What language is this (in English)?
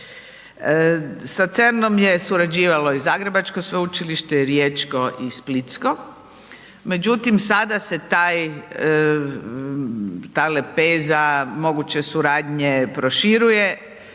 Croatian